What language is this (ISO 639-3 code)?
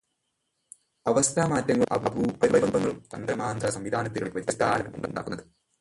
mal